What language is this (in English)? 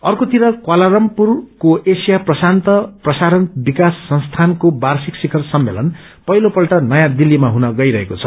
Nepali